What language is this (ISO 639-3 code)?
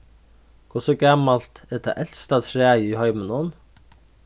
fao